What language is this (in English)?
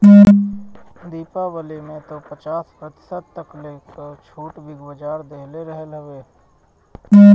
Bhojpuri